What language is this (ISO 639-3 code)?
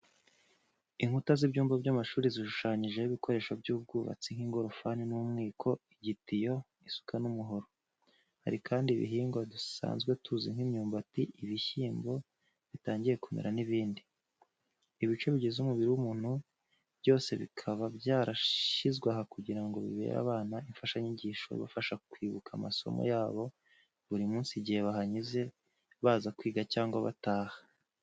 kin